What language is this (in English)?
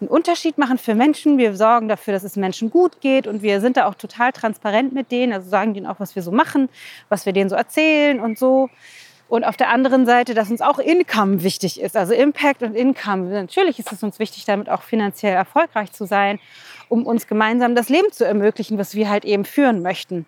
German